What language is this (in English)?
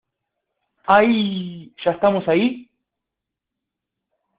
Spanish